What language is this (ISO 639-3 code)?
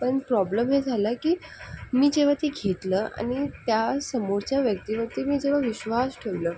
mar